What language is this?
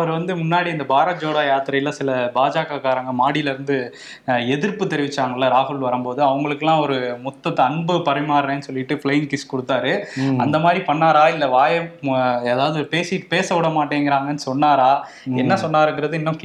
Tamil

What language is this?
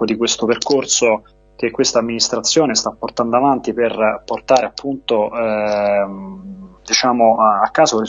Italian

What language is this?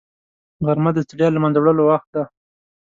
Pashto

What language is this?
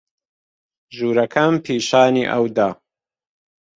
Central Kurdish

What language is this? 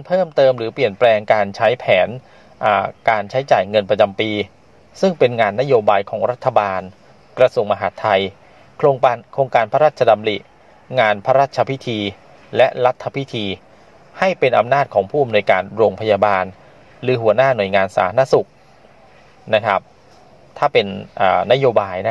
Thai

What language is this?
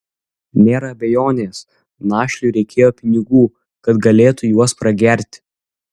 Lithuanian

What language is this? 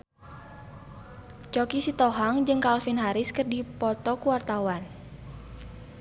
Sundanese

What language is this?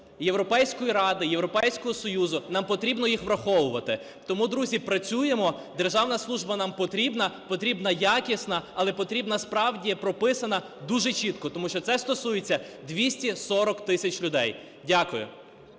Ukrainian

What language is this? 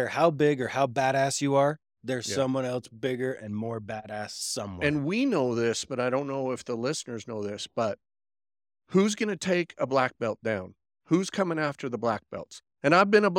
English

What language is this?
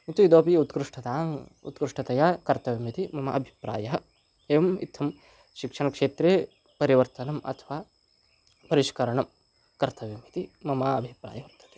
Sanskrit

